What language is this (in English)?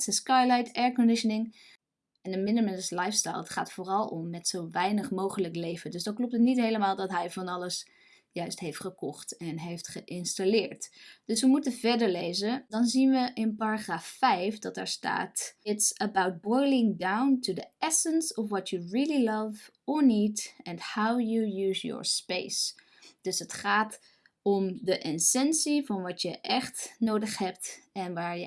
Dutch